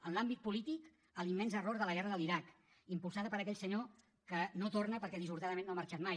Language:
Catalan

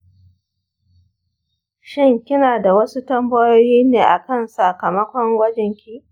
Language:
Hausa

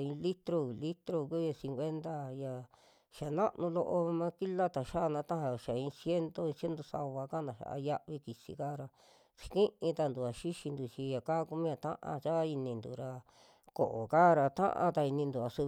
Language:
Western Juxtlahuaca Mixtec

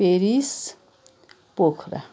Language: Nepali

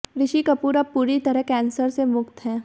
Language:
Hindi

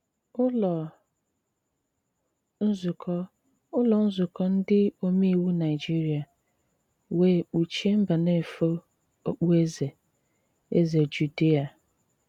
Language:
Igbo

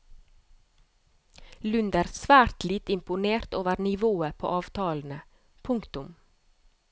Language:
Norwegian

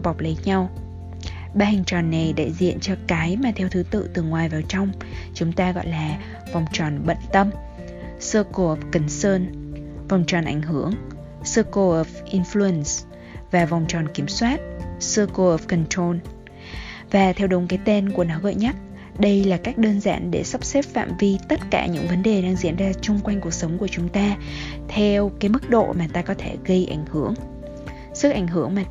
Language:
Vietnamese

